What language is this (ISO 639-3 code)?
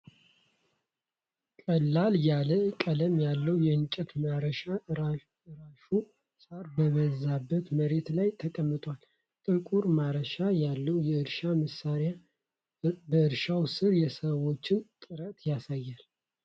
amh